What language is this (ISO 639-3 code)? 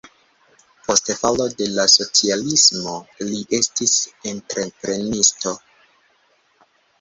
epo